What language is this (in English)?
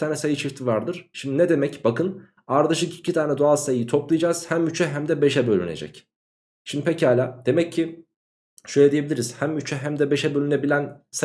Turkish